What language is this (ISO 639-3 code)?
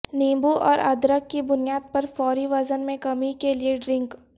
urd